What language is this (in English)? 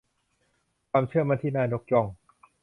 Thai